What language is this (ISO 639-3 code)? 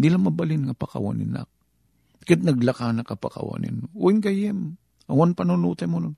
fil